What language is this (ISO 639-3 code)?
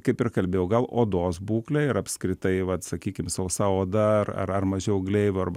lit